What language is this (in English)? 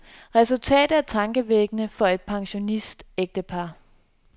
Danish